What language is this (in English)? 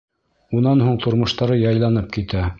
Bashkir